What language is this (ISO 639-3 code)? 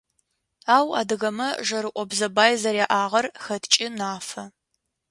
ady